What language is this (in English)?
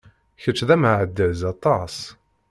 Kabyle